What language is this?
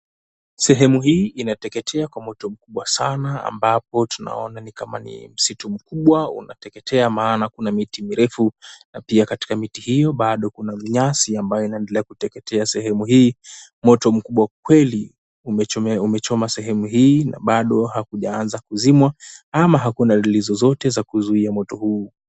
Swahili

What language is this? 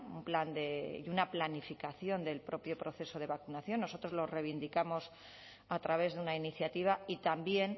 Spanish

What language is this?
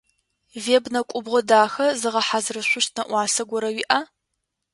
Adyghe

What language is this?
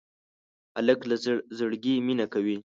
Pashto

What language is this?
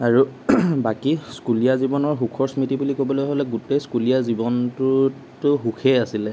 Assamese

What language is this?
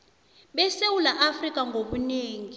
South Ndebele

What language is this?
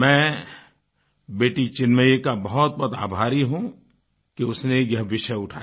Hindi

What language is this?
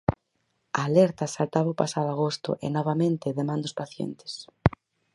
Galician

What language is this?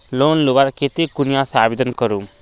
Magahi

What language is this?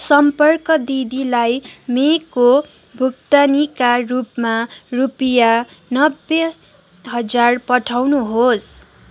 Nepali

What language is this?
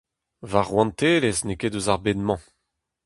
Breton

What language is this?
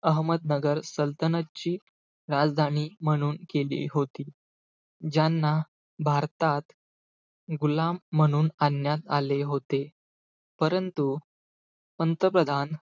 Marathi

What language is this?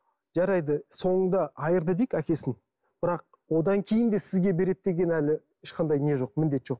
Kazakh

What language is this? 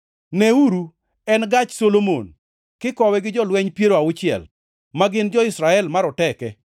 Luo (Kenya and Tanzania)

